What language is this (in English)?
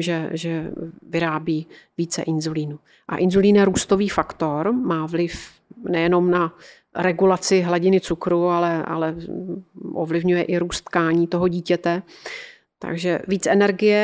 Czech